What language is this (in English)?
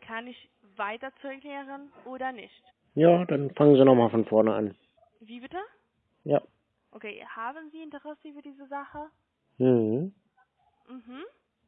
German